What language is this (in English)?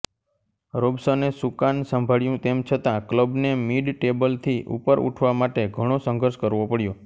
Gujarati